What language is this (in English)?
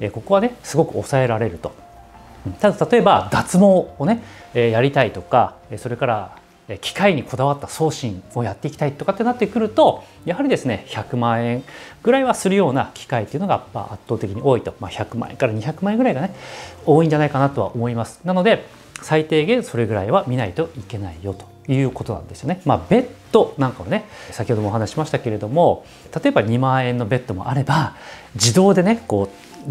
Japanese